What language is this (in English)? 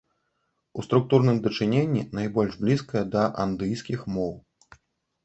Belarusian